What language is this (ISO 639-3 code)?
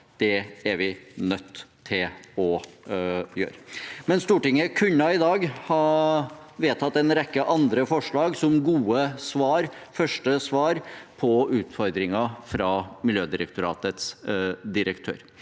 nor